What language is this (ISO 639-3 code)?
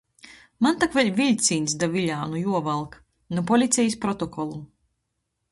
ltg